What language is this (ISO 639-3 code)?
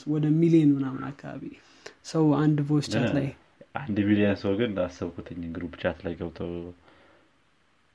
amh